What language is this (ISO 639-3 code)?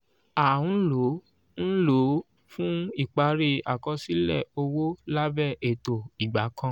yor